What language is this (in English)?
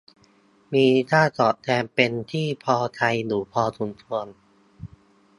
Thai